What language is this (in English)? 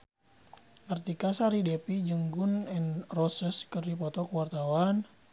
Sundanese